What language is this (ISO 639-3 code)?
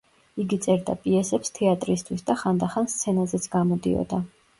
kat